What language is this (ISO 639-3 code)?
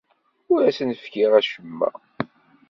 kab